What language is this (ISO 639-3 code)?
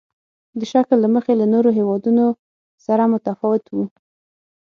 pus